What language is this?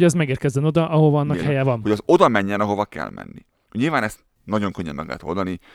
Hungarian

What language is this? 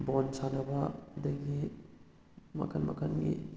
Manipuri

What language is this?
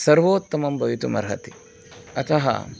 Sanskrit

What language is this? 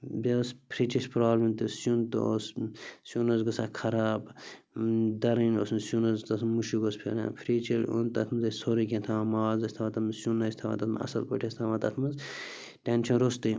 Kashmiri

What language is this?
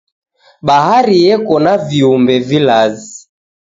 Taita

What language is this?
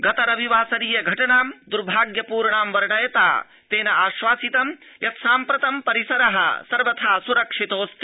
Sanskrit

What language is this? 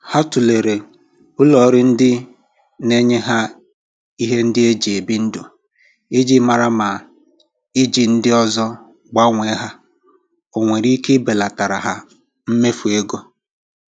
Igbo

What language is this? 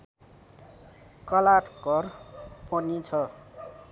Nepali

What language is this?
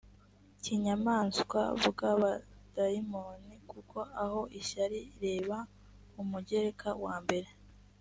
Kinyarwanda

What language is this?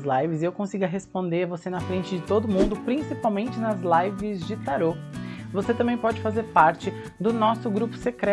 Portuguese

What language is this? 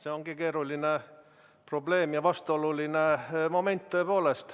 Estonian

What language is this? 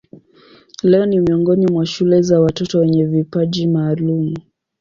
Swahili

